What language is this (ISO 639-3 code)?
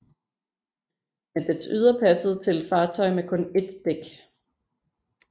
dan